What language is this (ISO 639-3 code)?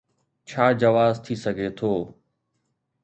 snd